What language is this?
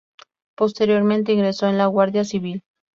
Spanish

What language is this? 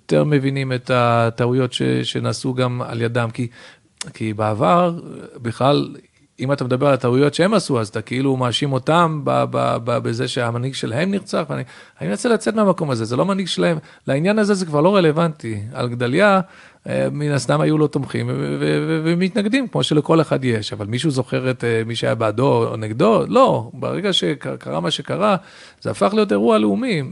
Hebrew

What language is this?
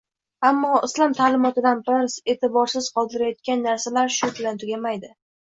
Uzbek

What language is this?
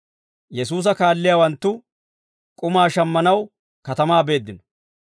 Dawro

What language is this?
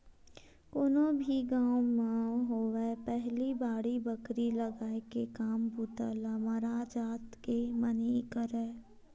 Chhattisgarhi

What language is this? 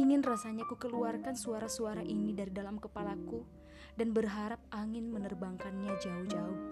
Indonesian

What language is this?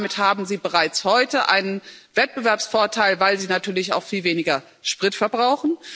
German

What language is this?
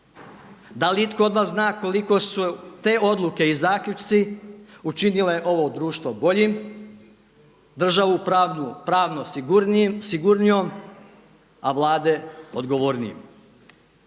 Croatian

